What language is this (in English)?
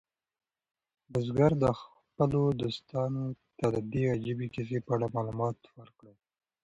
Pashto